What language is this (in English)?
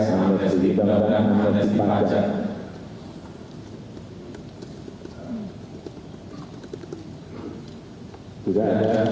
Indonesian